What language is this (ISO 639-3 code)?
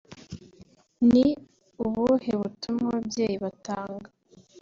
kin